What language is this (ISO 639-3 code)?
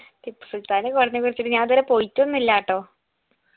mal